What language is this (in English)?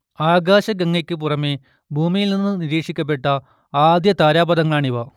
Malayalam